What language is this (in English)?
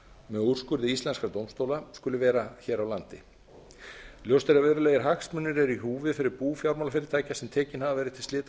Icelandic